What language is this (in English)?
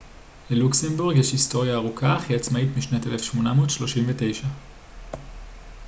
Hebrew